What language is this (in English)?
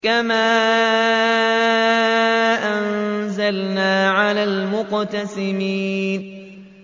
Arabic